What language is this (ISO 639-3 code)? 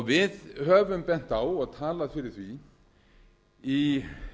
isl